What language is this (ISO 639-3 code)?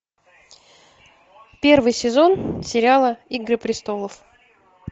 rus